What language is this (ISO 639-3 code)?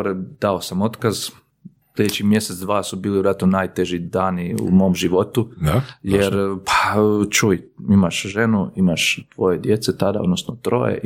hrv